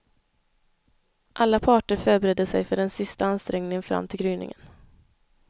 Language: Swedish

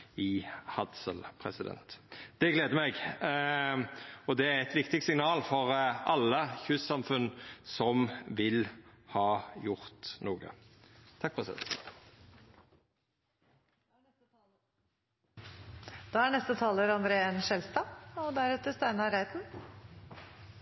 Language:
Norwegian Nynorsk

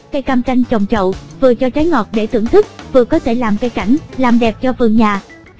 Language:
Vietnamese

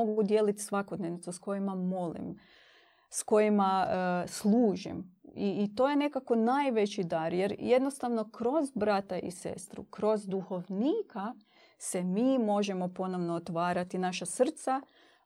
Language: Croatian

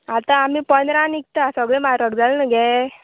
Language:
Konkani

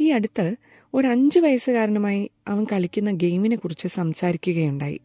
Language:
Malayalam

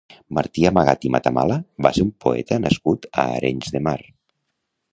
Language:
Catalan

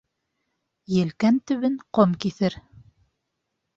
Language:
Bashkir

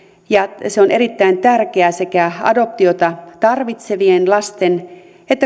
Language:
Finnish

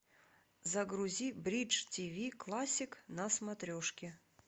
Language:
Russian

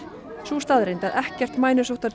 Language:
Icelandic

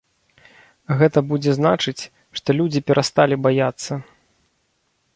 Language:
Belarusian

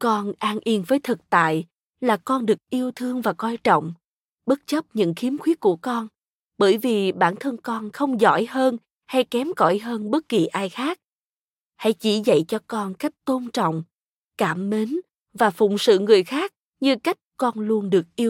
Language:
Vietnamese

